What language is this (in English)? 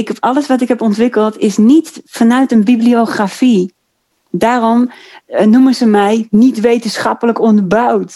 Dutch